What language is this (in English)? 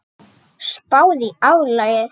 Icelandic